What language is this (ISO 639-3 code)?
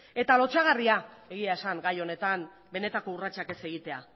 eus